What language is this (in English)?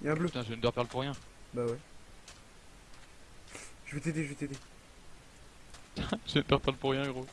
French